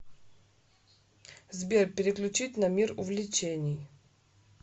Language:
Russian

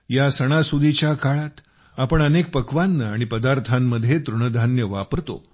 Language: Marathi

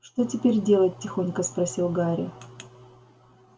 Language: Russian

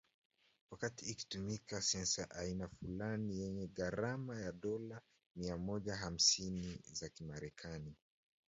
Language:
Swahili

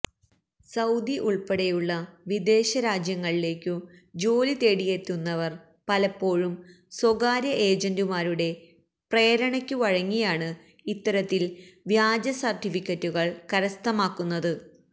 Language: Malayalam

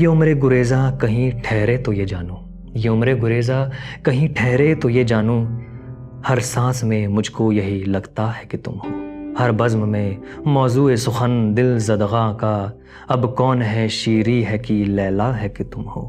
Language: Urdu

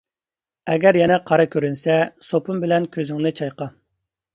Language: Uyghur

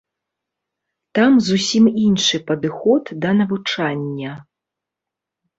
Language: Belarusian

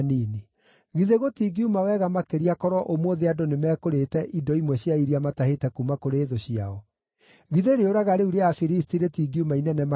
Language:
Kikuyu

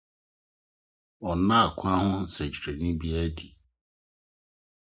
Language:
Akan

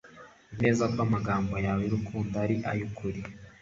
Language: Kinyarwanda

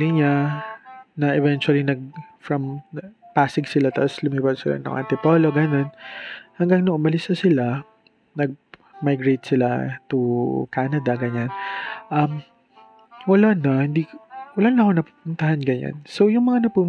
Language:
Filipino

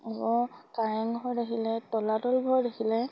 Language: Assamese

